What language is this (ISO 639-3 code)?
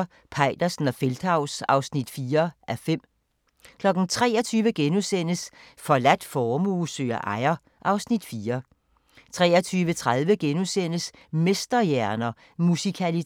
dan